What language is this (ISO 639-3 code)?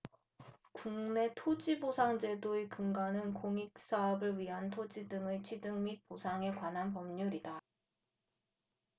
kor